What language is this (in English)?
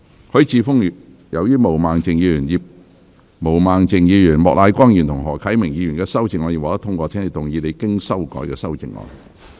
Cantonese